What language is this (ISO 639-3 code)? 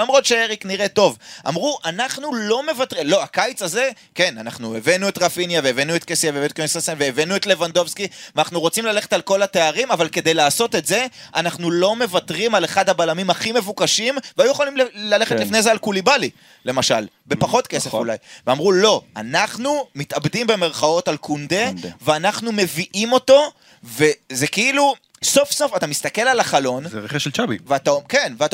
heb